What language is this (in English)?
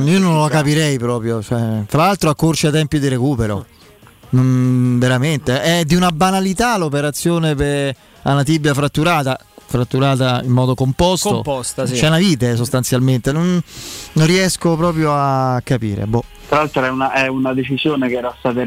Italian